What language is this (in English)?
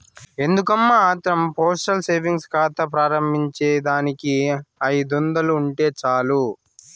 Telugu